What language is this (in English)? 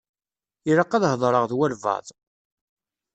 Kabyle